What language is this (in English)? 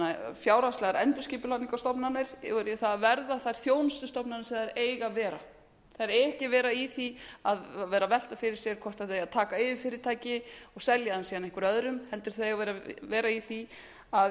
Icelandic